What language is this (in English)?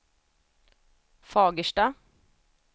Swedish